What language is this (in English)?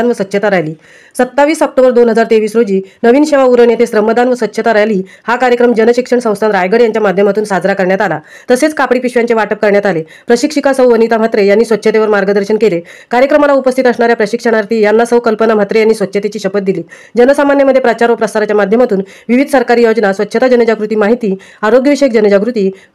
Indonesian